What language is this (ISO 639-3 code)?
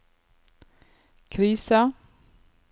nor